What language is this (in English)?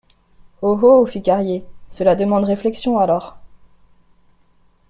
French